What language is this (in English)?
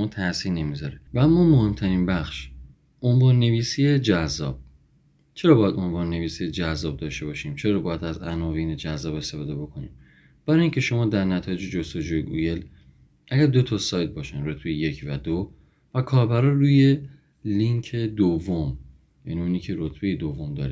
Persian